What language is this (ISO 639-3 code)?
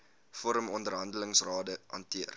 afr